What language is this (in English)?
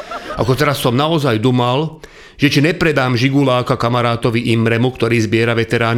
Czech